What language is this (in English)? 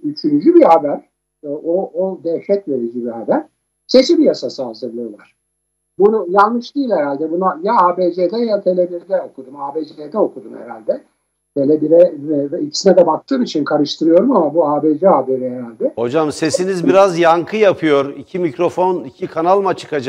Turkish